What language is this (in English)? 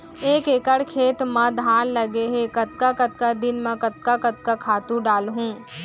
Chhattisgarhi